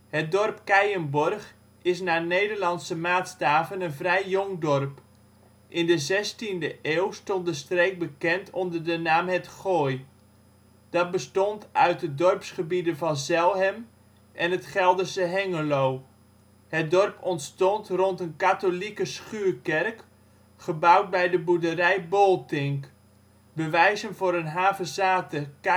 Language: Dutch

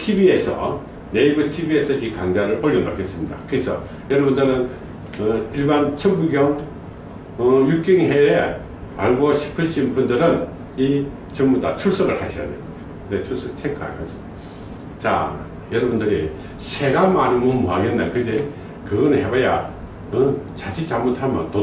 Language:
Korean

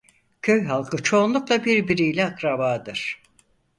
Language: Turkish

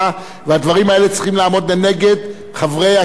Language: Hebrew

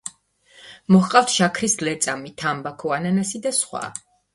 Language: Georgian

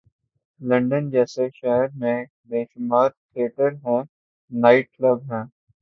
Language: Urdu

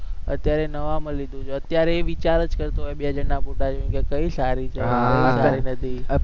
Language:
Gujarati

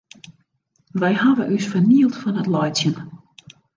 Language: Western Frisian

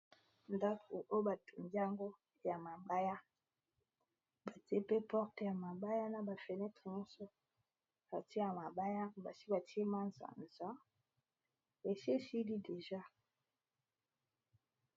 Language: Lingala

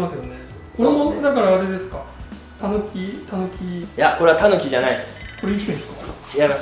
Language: Japanese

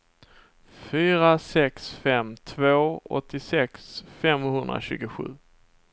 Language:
Swedish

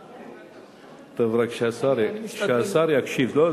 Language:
Hebrew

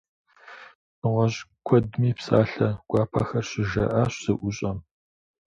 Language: Kabardian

